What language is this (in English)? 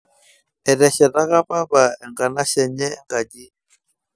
Masai